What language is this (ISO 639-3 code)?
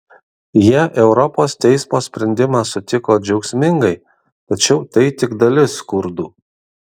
lit